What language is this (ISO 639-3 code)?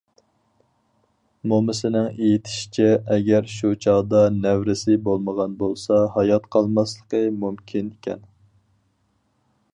uig